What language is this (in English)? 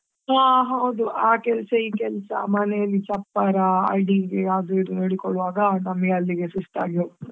Kannada